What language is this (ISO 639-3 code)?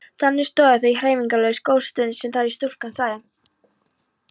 isl